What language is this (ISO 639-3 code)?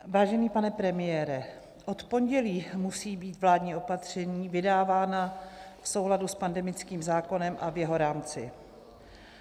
ces